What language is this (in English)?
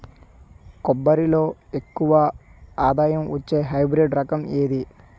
Telugu